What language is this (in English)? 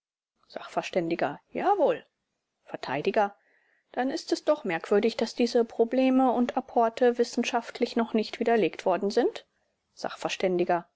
German